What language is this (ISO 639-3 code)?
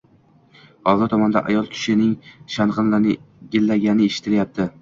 uzb